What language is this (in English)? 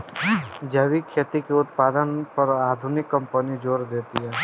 Bhojpuri